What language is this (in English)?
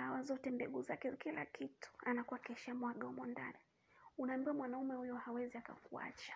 Swahili